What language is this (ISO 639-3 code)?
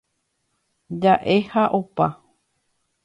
grn